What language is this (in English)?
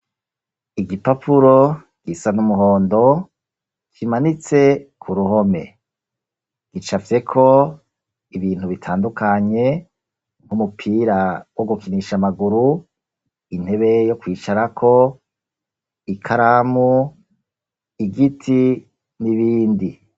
Rundi